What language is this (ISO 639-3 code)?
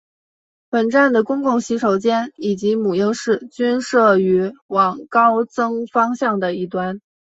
zho